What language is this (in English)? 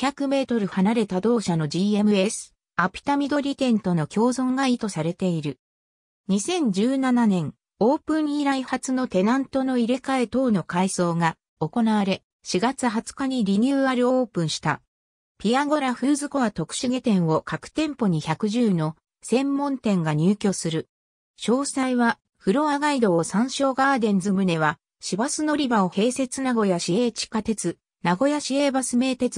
Japanese